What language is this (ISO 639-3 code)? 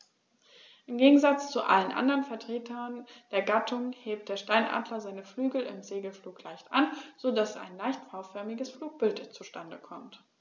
deu